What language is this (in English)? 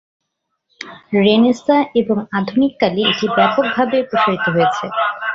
Bangla